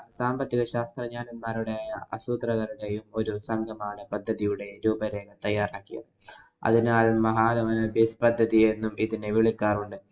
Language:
Malayalam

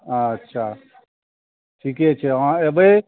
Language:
Maithili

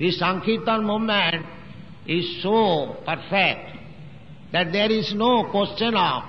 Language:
English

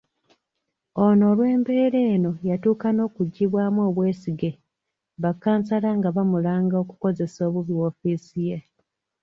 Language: Ganda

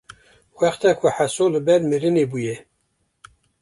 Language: Kurdish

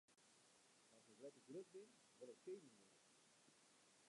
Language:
Western Frisian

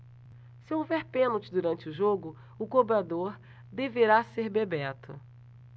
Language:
Portuguese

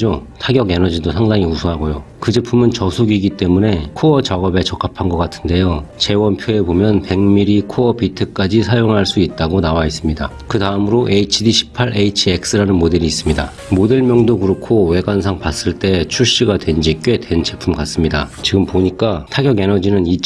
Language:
Korean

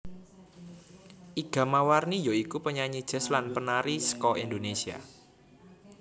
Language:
Javanese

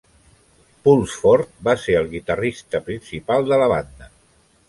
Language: Catalan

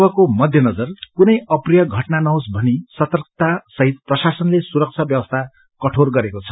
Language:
Nepali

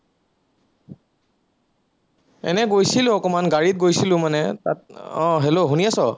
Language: Assamese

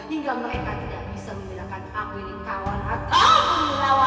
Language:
Indonesian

